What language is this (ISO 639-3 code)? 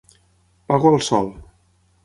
cat